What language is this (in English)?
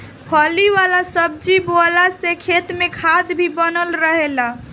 Bhojpuri